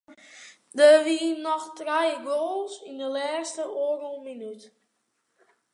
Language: Western Frisian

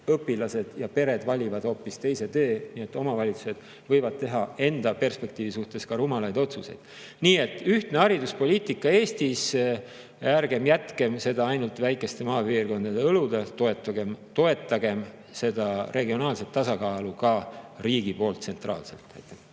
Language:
Estonian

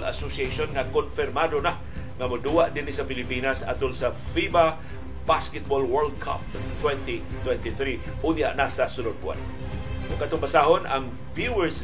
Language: Filipino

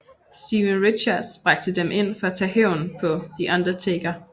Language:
Danish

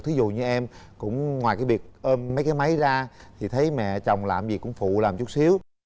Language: Vietnamese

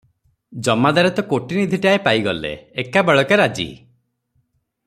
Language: Odia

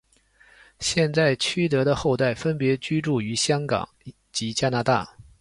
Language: Chinese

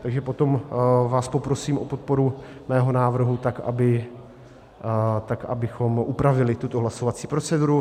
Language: Czech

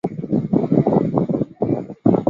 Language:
Chinese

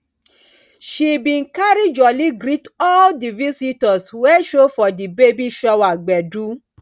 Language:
Nigerian Pidgin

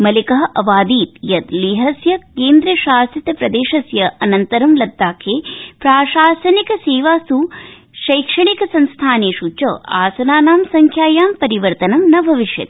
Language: Sanskrit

